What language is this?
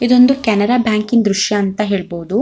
Kannada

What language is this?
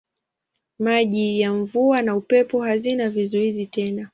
Swahili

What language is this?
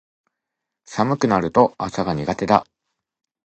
Japanese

